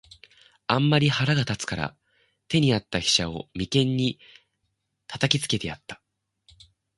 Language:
Japanese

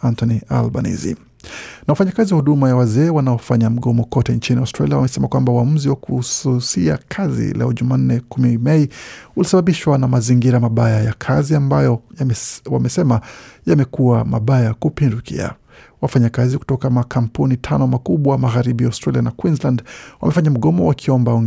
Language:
Swahili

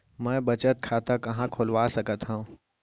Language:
Chhattisgarhi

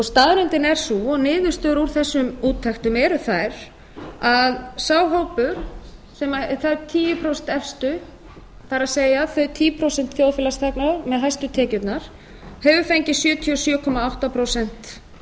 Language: Icelandic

